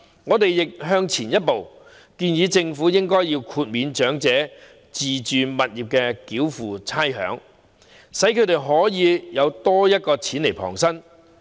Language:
Cantonese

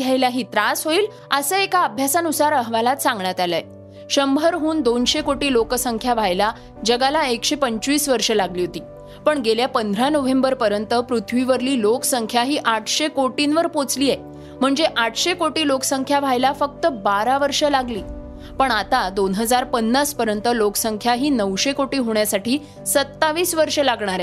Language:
Marathi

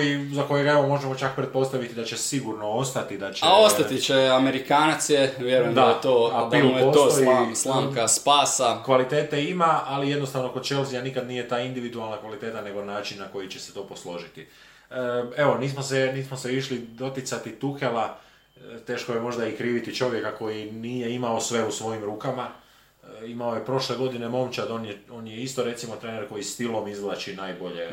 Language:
Croatian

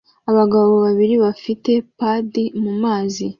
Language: Kinyarwanda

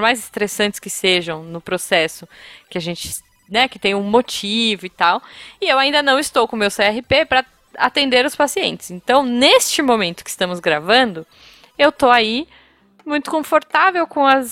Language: Portuguese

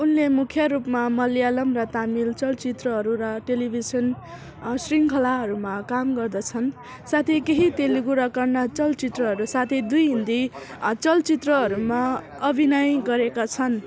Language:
Nepali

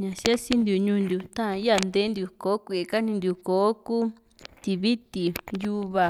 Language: Juxtlahuaca Mixtec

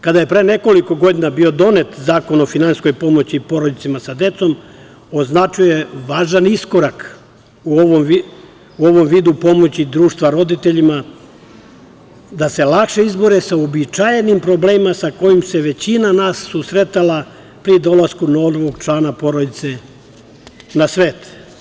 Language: Serbian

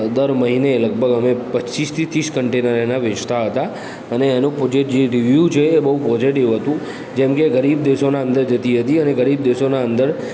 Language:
Gujarati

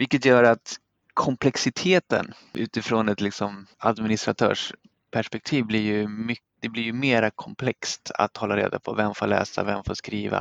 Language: Swedish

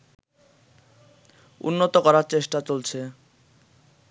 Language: Bangla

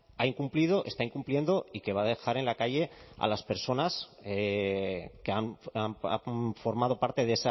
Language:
Spanish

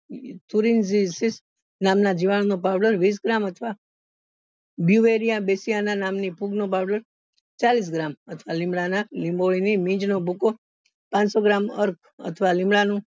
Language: Gujarati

